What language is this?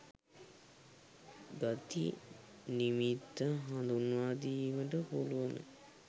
Sinhala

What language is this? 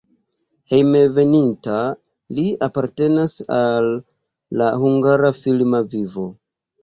Esperanto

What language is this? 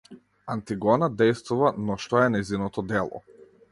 Macedonian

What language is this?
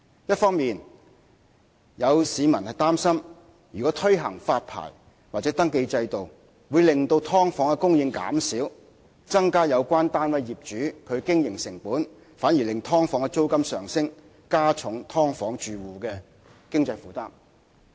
Cantonese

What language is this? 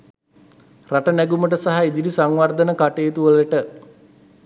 Sinhala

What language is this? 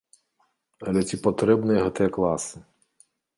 Belarusian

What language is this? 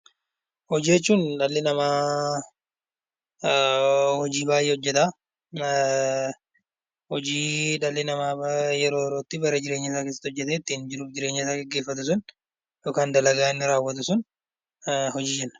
Oromo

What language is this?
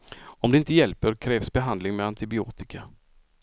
Swedish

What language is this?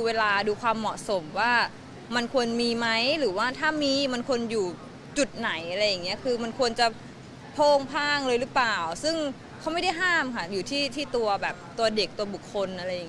Thai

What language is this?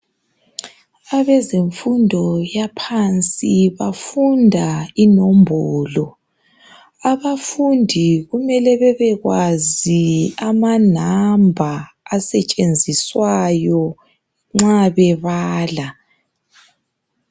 North Ndebele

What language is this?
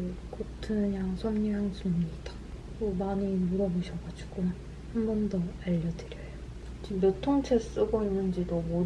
Korean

